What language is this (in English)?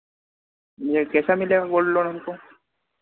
Hindi